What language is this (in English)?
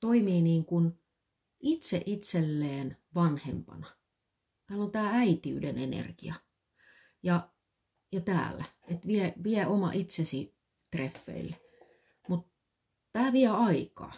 Finnish